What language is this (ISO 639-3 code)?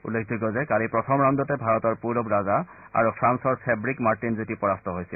asm